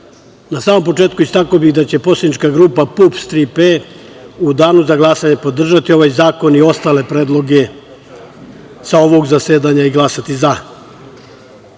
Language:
Serbian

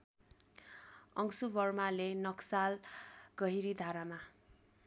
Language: Nepali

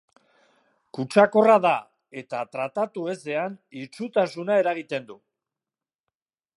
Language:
Basque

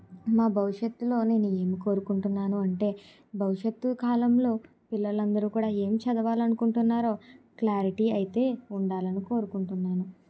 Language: Telugu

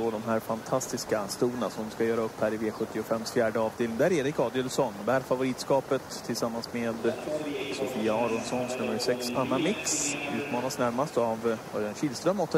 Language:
Swedish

